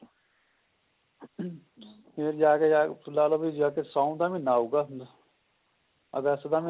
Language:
Punjabi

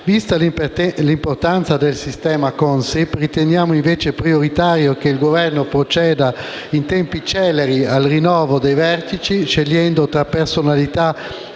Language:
Italian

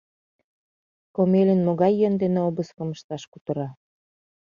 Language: Mari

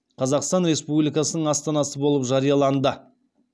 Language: Kazakh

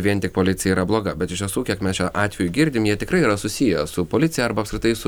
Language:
Lithuanian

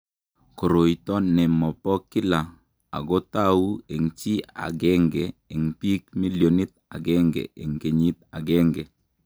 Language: Kalenjin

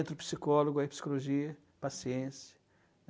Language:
Portuguese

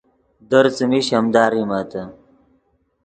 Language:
Yidgha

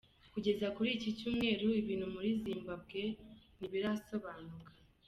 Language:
Kinyarwanda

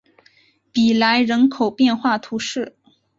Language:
Chinese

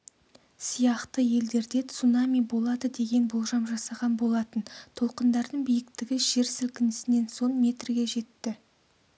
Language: Kazakh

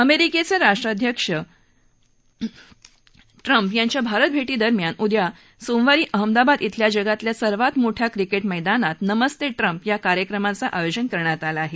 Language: Marathi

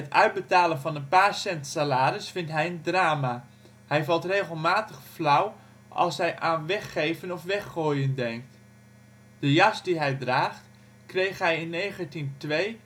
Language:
Dutch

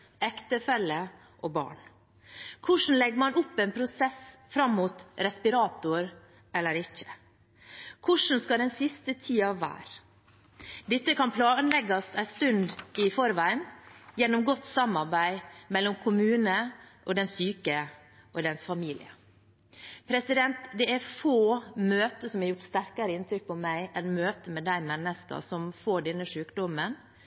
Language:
Norwegian Bokmål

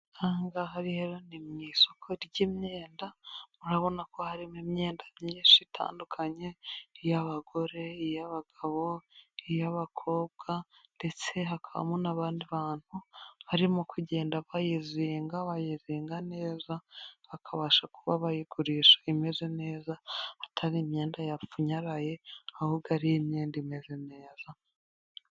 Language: Kinyarwanda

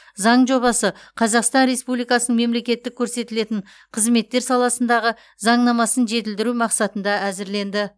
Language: Kazakh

